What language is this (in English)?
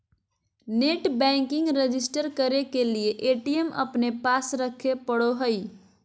Magahi